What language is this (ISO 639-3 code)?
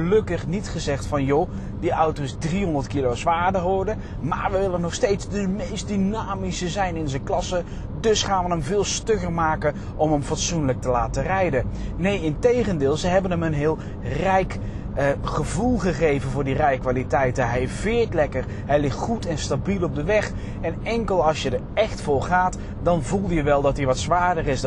nld